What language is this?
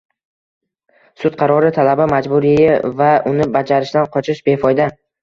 Uzbek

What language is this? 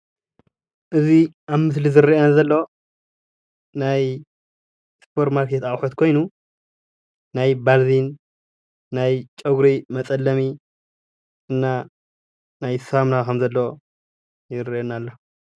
Tigrinya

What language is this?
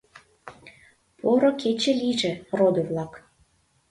Mari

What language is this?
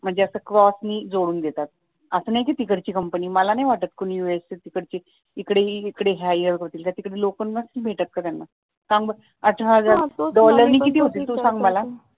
Marathi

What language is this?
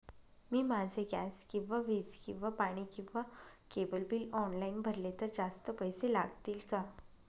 Marathi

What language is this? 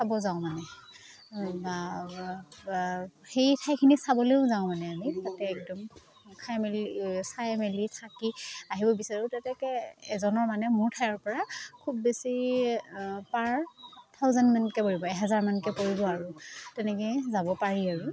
Assamese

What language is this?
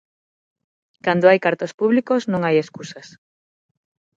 Galician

